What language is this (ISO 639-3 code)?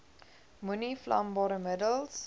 afr